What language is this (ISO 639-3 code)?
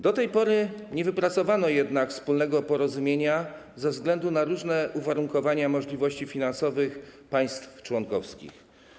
pol